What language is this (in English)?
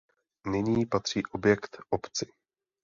Czech